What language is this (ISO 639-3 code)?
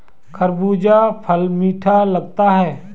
hin